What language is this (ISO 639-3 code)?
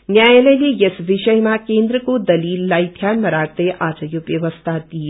nep